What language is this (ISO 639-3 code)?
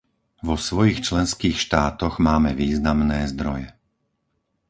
slk